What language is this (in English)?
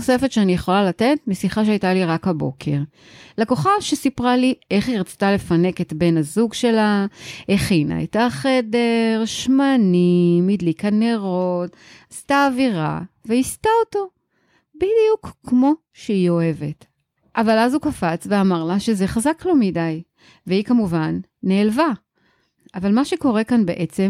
Hebrew